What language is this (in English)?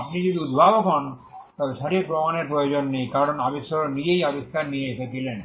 Bangla